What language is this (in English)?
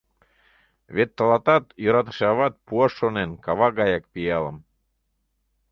Mari